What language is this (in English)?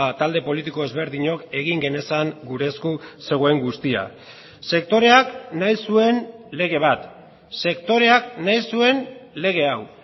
Basque